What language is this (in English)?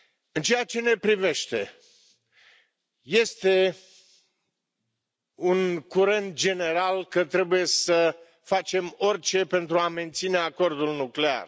Romanian